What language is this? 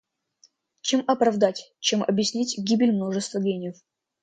Russian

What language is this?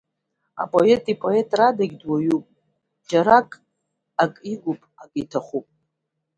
Abkhazian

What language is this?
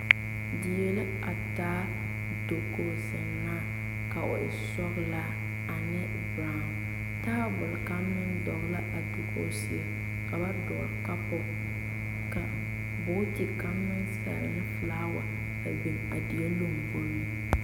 Southern Dagaare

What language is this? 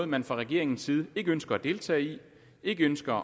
Danish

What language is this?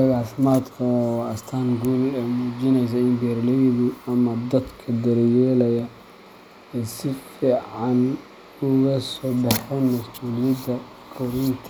Somali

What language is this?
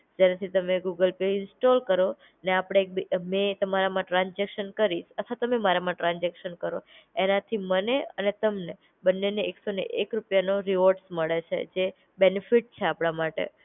Gujarati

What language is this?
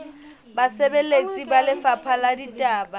Southern Sotho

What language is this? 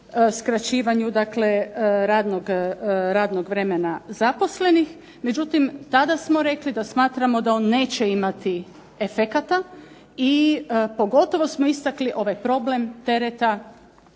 Croatian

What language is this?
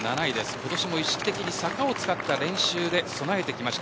Japanese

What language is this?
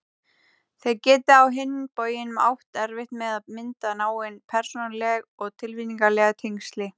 Icelandic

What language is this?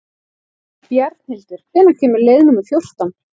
Icelandic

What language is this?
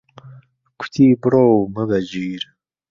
Central Kurdish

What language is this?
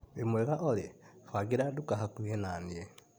Kikuyu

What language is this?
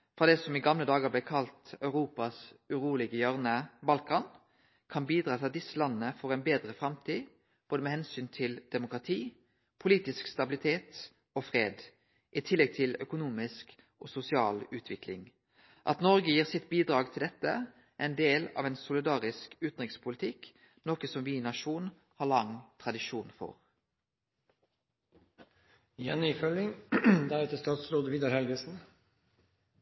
Norwegian Nynorsk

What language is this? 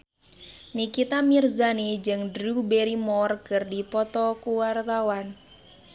Sundanese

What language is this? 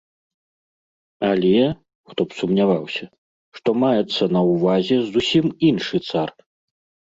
Belarusian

